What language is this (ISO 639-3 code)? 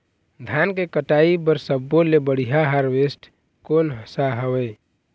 hne